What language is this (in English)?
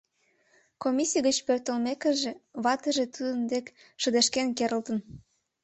Mari